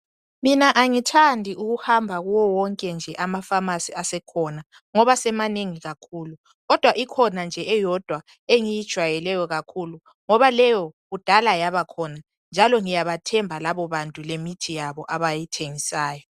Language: North Ndebele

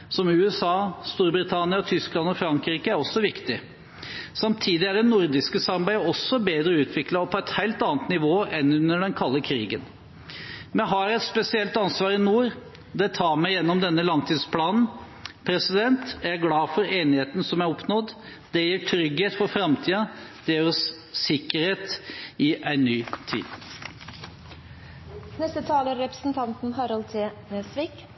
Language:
Norwegian Bokmål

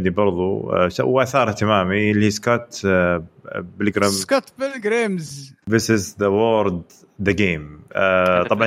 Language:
Arabic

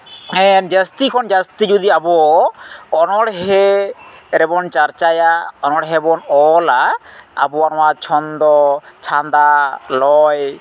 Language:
Santali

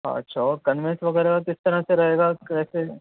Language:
Urdu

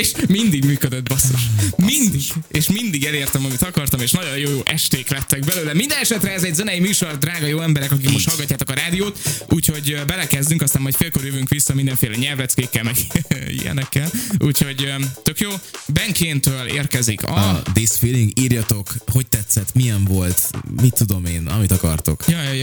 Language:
Hungarian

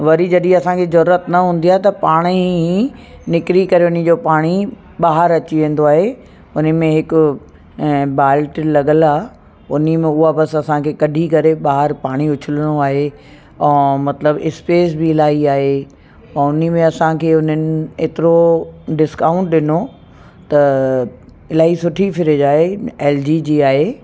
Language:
Sindhi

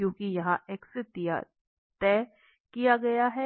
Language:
Hindi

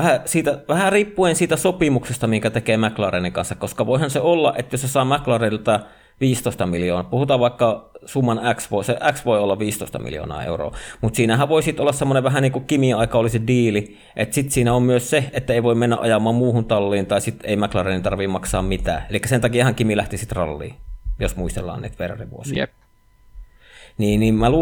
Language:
Finnish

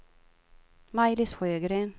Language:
Swedish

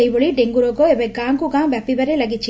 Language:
Odia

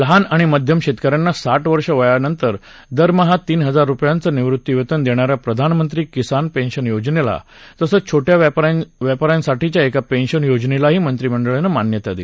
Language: Marathi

